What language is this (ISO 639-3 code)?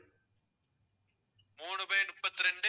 tam